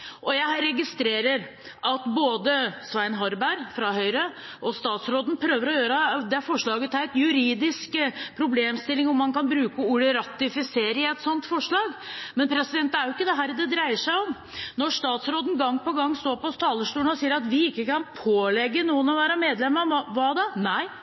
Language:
Norwegian Bokmål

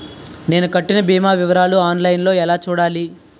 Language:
Telugu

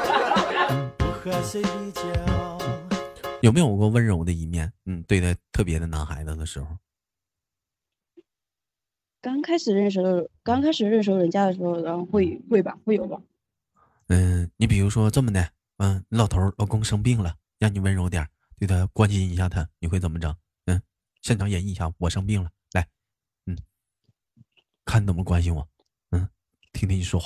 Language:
Chinese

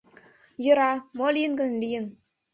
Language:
Mari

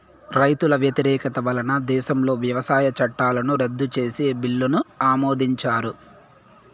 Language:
Telugu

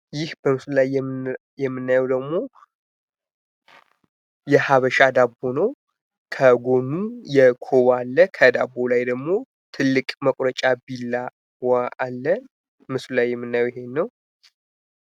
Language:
Amharic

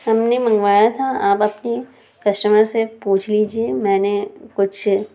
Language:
Urdu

